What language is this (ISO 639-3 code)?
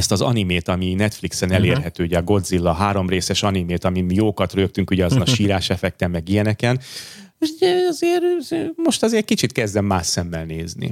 hun